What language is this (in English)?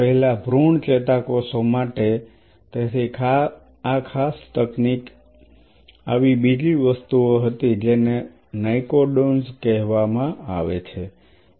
Gujarati